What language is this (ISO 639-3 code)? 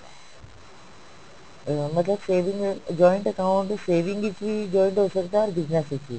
pan